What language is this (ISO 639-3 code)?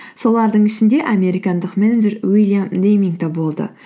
kaz